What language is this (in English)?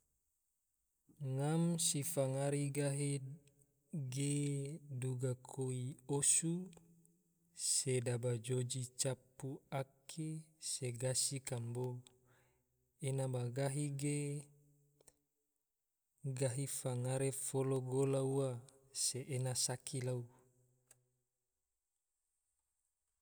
Tidore